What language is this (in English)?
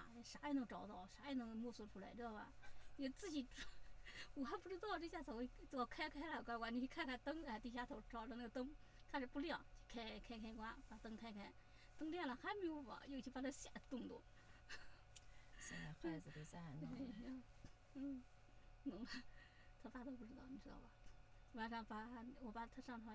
Chinese